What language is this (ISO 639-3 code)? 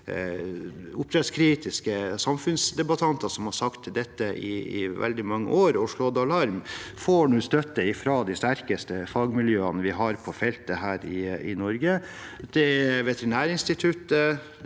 nor